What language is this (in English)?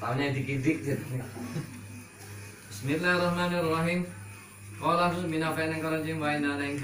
Indonesian